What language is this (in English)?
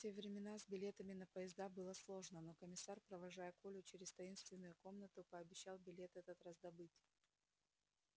Russian